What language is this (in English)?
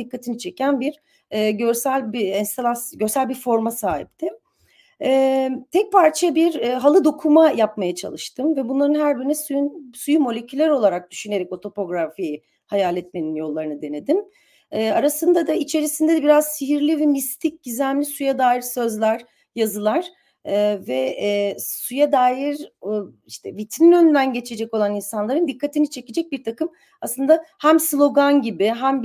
Turkish